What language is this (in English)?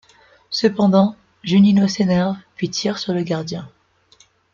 French